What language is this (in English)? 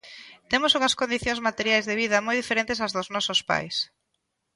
Galician